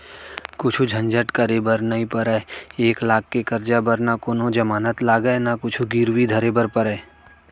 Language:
Chhattisgarhi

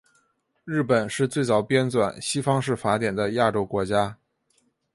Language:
Chinese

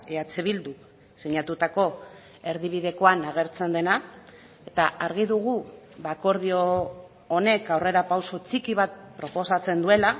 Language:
Basque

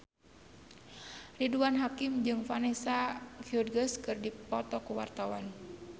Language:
Sundanese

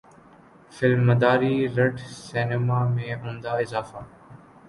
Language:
Urdu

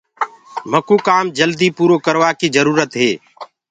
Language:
Gurgula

